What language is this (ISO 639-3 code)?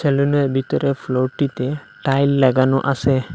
ben